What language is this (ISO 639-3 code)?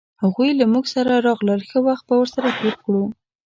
pus